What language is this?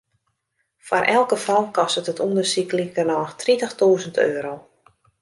Western Frisian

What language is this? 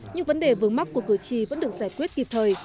Vietnamese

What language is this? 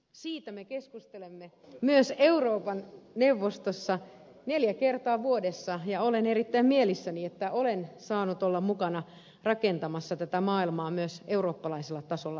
Finnish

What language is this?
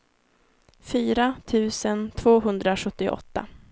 Swedish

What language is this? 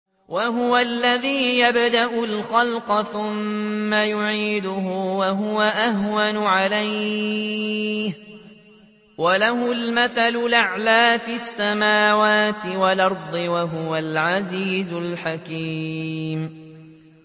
Arabic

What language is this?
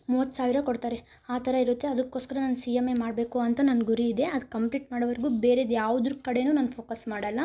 Kannada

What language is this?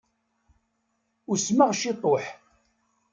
Kabyle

